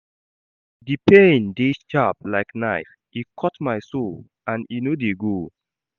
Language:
Nigerian Pidgin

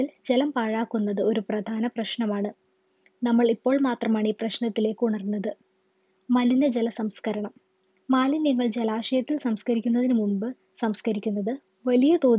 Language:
Malayalam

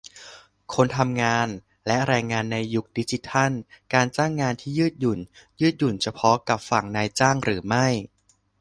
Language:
Thai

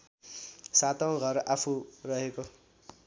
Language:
Nepali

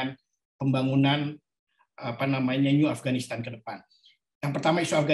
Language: Indonesian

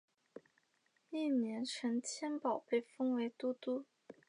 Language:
Chinese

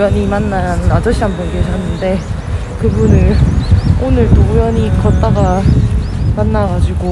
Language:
Korean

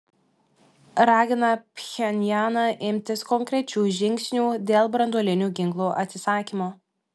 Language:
Lithuanian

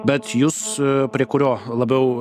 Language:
Lithuanian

